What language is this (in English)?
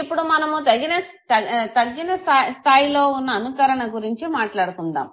Telugu